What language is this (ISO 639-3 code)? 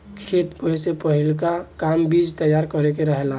bho